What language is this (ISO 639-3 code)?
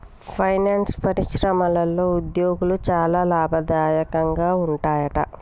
tel